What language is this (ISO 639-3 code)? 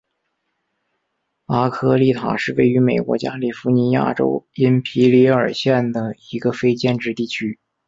zho